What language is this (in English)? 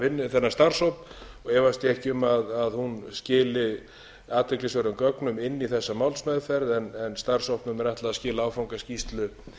Icelandic